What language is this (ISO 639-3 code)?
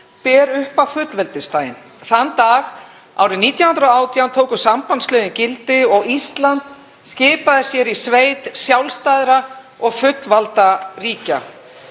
isl